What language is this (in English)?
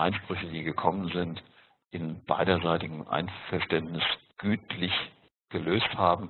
German